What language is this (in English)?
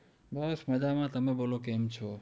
Gujarati